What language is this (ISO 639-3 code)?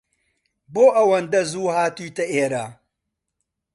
ckb